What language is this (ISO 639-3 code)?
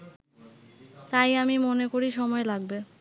ben